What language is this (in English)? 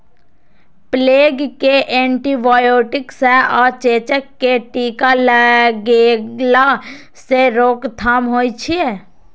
Maithili